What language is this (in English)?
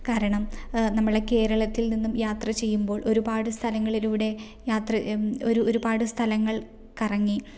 Malayalam